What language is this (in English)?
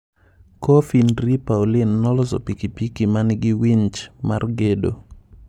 Luo (Kenya and Tanzania)